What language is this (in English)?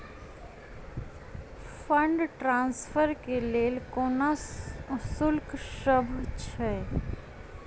Maithili